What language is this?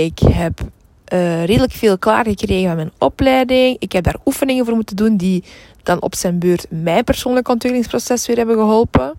Dutch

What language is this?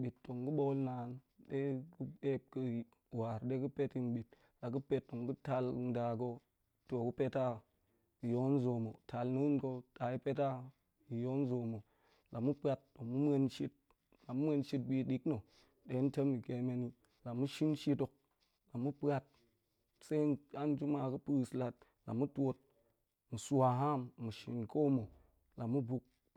Goemai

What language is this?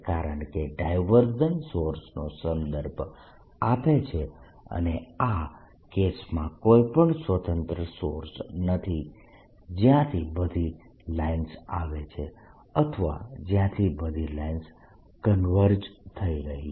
Gujarati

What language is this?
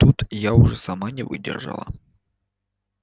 Russian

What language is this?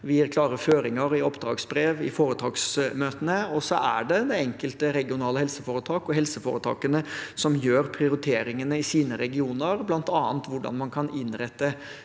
Norwegian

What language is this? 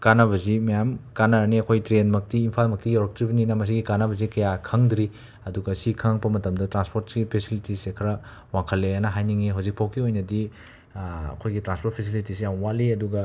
Manipuri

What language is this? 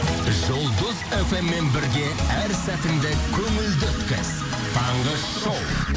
Kazakh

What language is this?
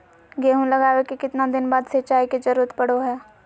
Magahi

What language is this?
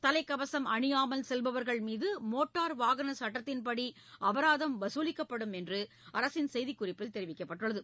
Tamil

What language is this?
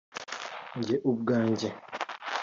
Kinyarwanda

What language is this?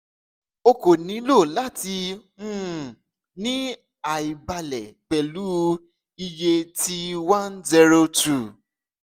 Yoruba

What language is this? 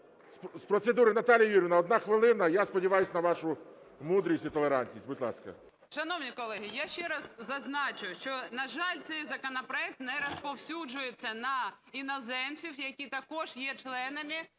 Ukrainian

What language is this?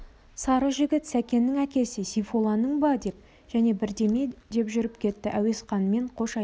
Kazakh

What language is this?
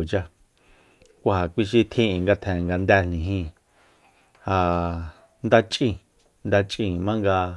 Soyaltepec Mazatec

